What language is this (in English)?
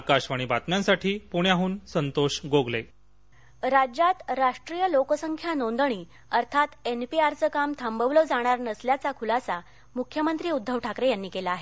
Marathi